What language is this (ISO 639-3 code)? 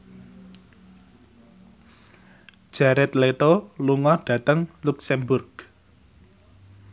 jav